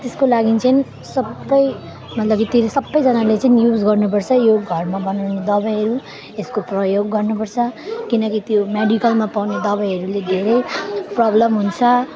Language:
Nepali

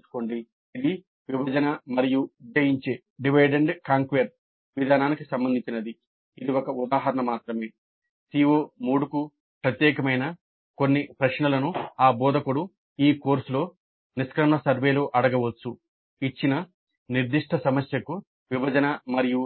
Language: Telugu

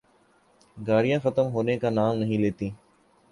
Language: Urdu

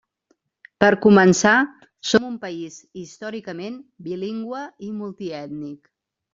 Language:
Catalan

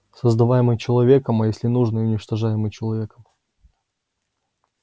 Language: Russian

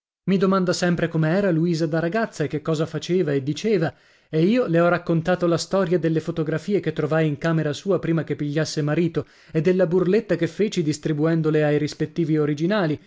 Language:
Italian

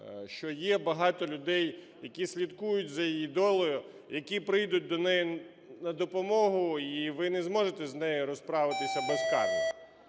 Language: Ukrainian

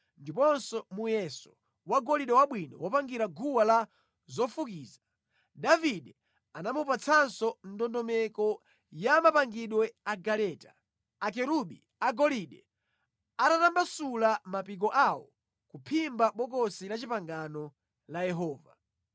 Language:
Nyanja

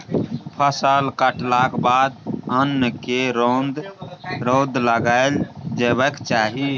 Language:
Maithili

